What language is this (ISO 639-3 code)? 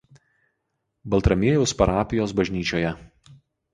lit